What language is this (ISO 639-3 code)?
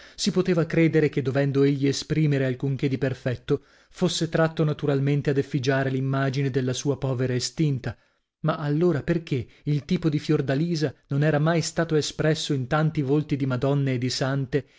ita